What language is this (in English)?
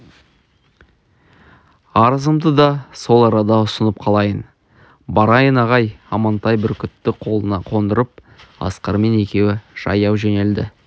Kazakh